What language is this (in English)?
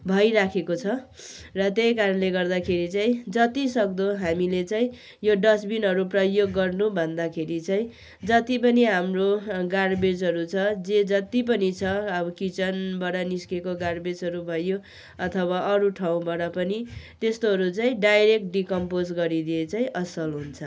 Nepali